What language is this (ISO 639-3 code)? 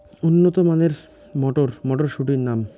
ben